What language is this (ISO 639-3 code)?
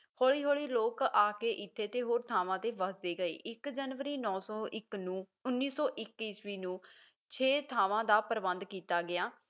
pan